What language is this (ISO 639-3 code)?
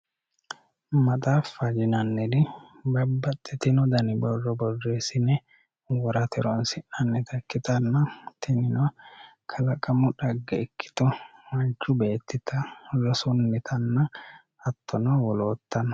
sid